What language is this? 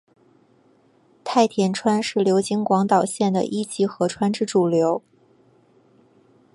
Chinese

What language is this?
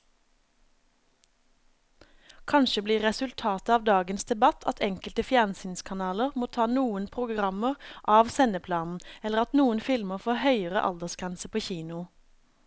Norwegian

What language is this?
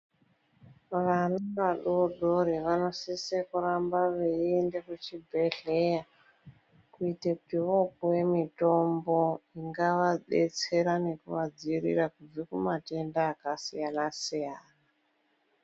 Ndau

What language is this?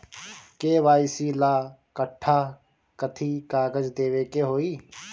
Bhojpuri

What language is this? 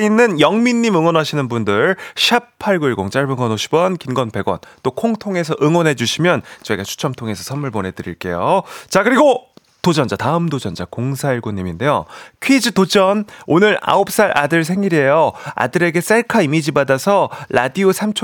Korean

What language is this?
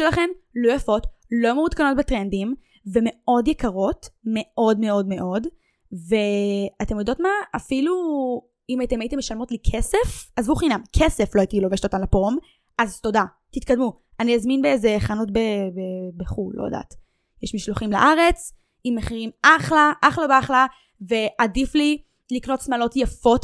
Hebrew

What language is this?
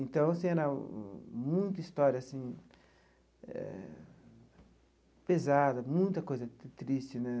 Portuguese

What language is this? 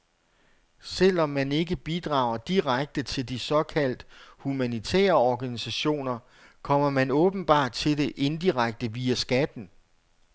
Danish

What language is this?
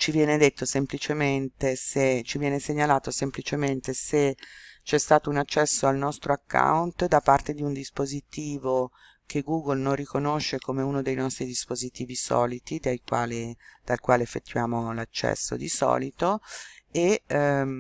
Italian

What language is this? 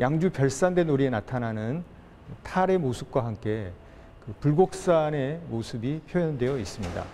Korean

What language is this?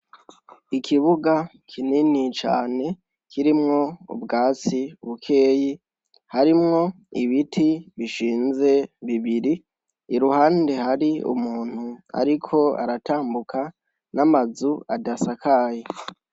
Rundi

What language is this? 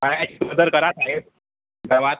Marathi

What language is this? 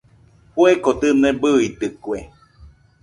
Nüpode Huitoto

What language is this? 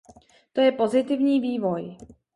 Czech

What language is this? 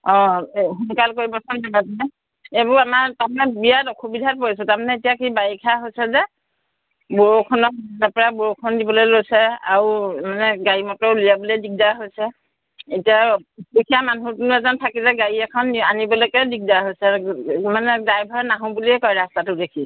Assamese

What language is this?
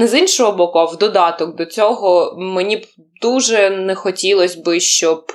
Ukrainian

